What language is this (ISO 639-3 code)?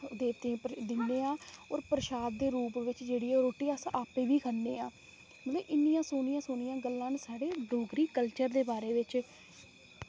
doi